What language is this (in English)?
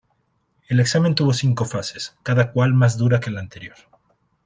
Spanish